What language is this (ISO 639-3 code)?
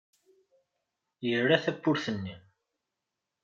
kab